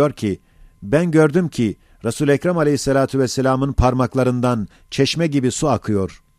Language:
Turkish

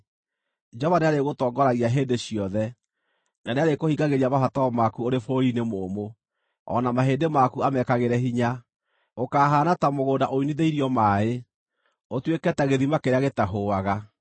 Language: Kikuyu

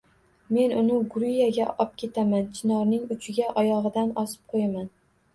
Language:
Uzbek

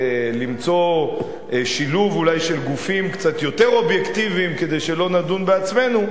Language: Hebrew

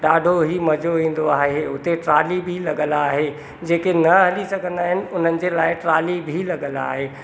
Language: Sindhi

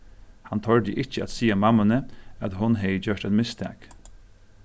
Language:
Faroese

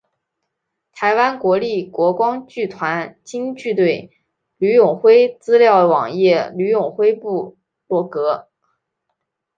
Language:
Chinese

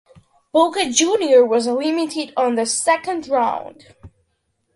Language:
English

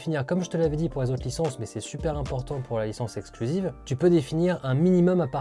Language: French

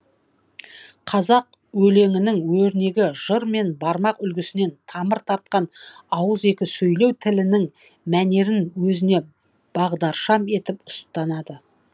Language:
Kazakh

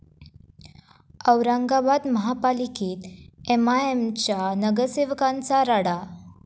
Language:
Marathi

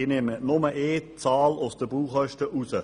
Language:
Swiss German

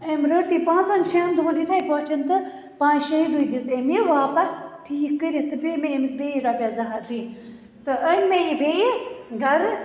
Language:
Kashmiri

